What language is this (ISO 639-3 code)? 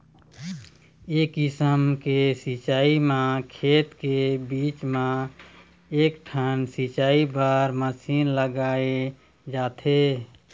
hne